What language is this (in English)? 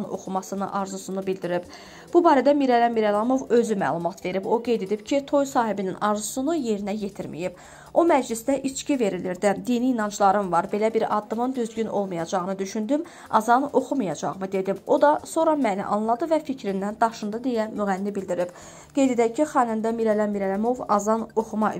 Turkish